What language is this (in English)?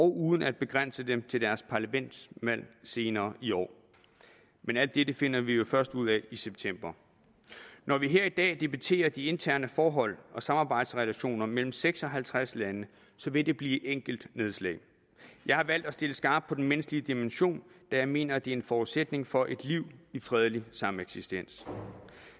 Danish